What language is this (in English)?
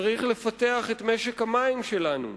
Hebrew